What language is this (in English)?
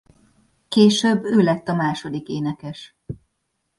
Hungarian